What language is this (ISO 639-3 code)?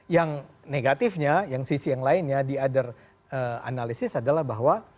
ind